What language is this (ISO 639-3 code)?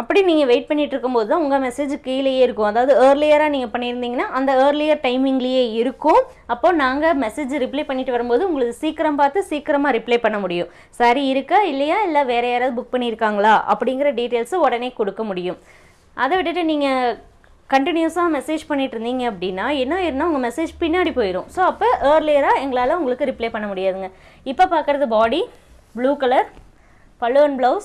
tam